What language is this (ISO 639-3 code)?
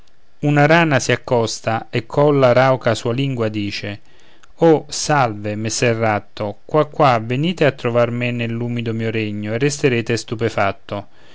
ita